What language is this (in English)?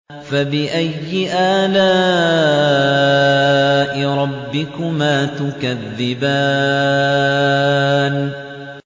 Arabic